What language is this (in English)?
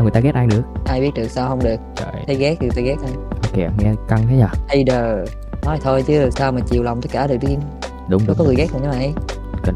Vietnamese